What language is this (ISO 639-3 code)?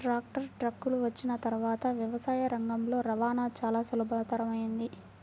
tel